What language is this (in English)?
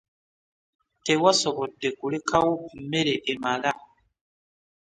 Ganda